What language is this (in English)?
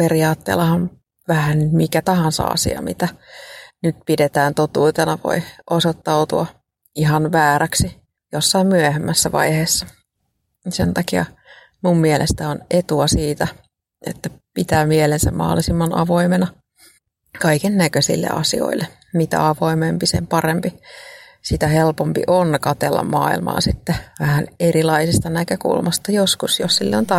Finnish